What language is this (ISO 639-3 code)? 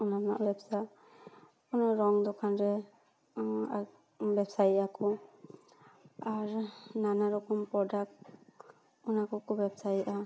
sat